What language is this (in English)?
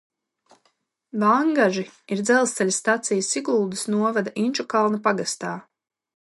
Latvian